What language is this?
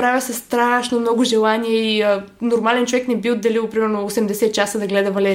Bulgarian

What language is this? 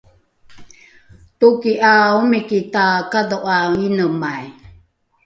Rukai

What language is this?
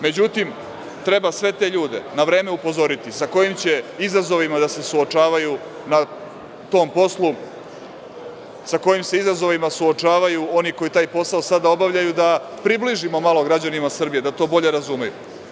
Serbian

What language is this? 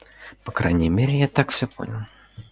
Russian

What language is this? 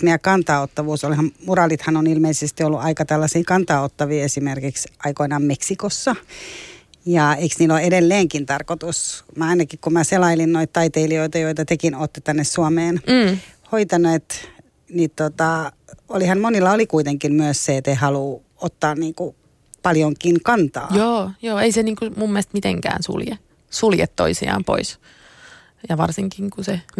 Finnish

